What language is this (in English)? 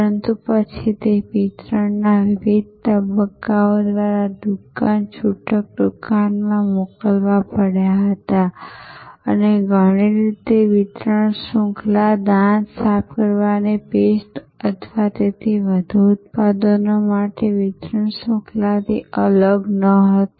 Gujarati